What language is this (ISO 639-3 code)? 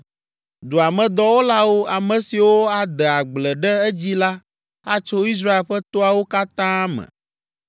ewe